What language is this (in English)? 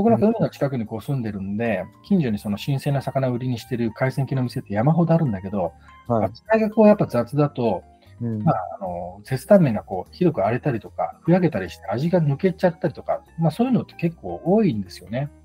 Japanese